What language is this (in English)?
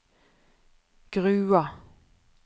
Norwegian